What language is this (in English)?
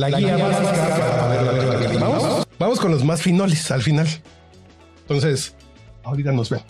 Spanish